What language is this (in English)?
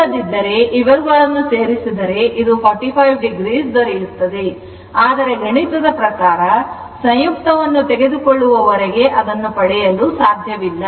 Kannada